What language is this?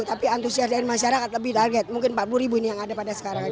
Indonesian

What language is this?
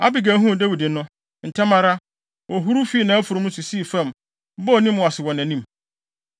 Akan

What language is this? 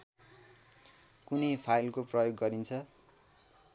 Nepali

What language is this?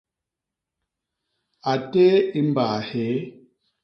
Basaa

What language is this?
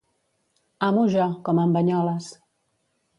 Catalan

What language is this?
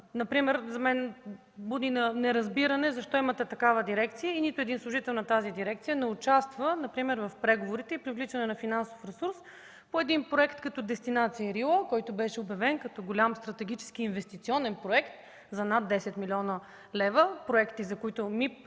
Bulgarian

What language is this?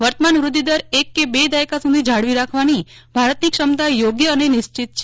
Gujarati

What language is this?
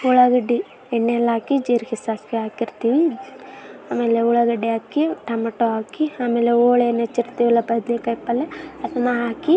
Kannada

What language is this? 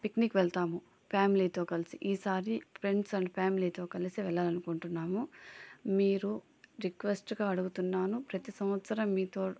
Telugu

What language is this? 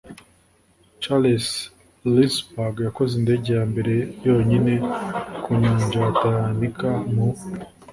Kinyarwanda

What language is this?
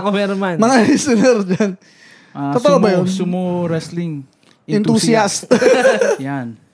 Filipino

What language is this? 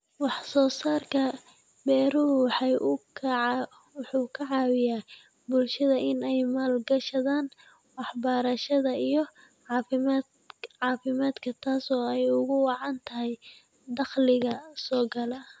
Somali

